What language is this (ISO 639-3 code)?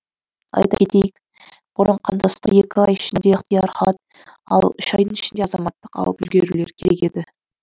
kaz